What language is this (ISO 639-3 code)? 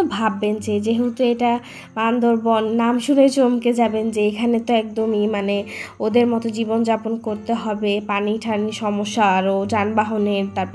ara